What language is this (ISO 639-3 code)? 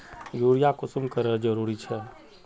mag